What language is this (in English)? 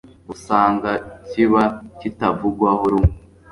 Kinyarwanda